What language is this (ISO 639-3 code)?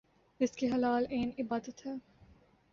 urd